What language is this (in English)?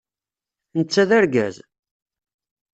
Kabyle